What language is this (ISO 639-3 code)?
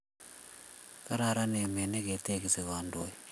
kln